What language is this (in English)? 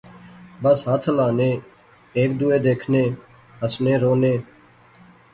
Pahari-Potwari